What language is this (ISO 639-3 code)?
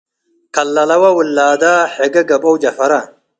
tig